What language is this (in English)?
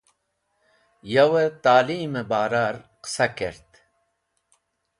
Wakhi